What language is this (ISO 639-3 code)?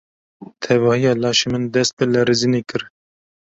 kur